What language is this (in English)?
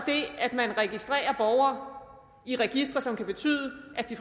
Danish